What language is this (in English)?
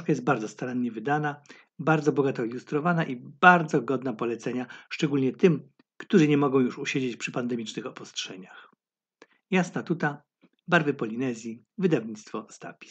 Polish